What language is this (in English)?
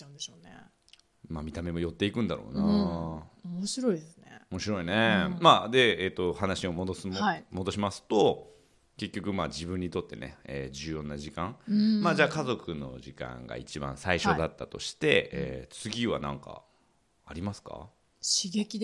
Japanese